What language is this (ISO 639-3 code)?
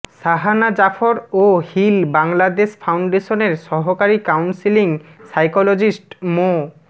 ben